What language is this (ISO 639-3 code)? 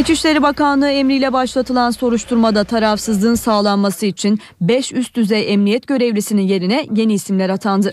tur